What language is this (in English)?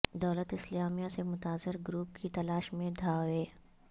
Urdu